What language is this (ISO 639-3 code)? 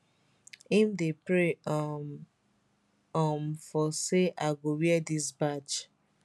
pcm